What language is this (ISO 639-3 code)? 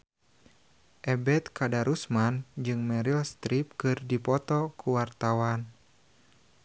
sun